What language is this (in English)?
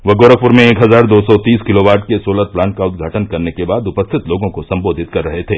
Hindi